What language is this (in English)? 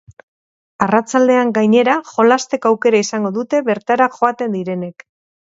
Basque